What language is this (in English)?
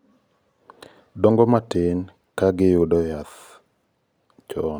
Luo (Kenya and Tanzania)